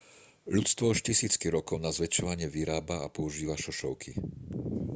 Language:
Slovak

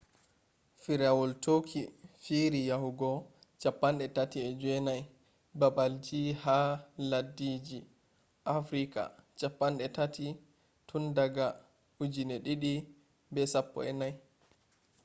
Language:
Fula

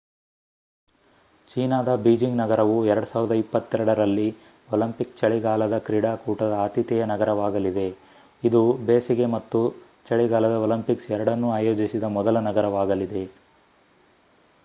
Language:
Kannada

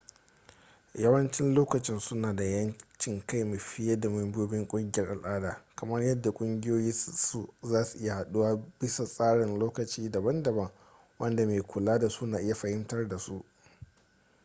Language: Hausa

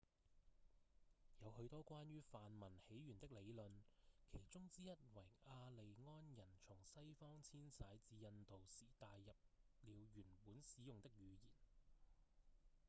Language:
Cantonese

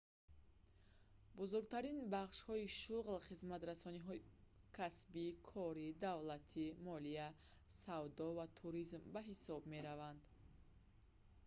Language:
Tajik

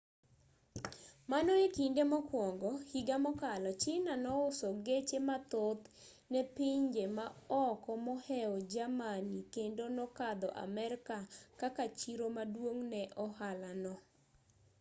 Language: Luo (Kenya and Tanzania)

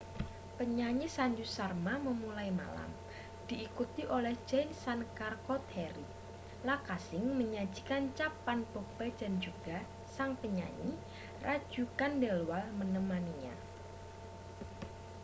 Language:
Indonesian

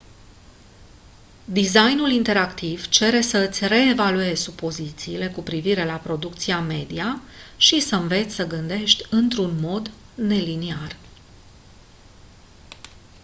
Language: Romanian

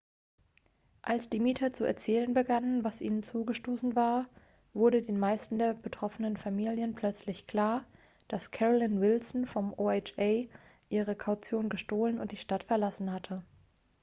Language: German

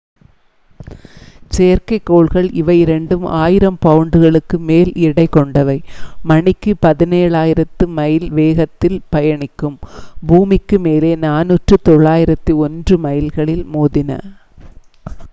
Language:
Tamil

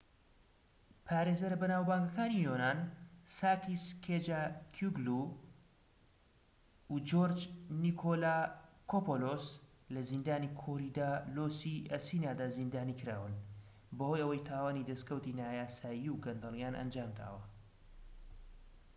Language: Central Kurdish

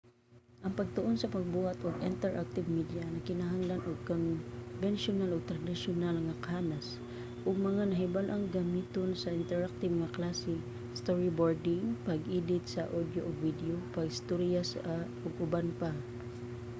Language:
Cebuano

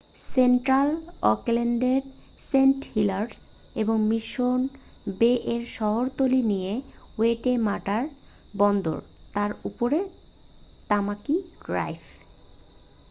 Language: Bangla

